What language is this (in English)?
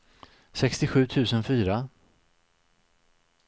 Swedish